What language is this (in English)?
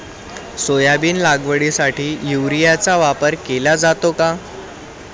Marathi